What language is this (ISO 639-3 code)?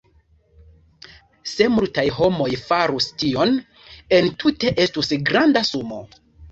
epo